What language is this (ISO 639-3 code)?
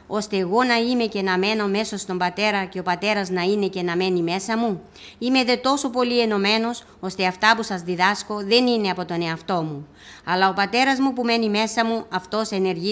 ell